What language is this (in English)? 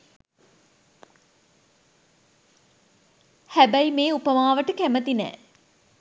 Sinhala